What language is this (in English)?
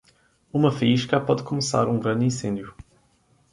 Portuguese